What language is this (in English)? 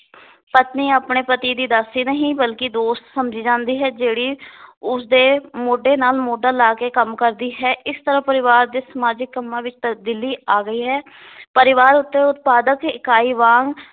Punjabi